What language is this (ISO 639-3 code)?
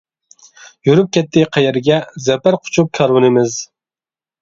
uig